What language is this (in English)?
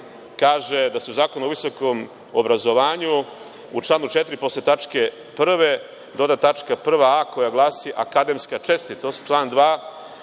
Serbian